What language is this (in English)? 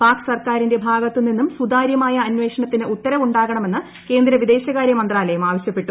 Malayalam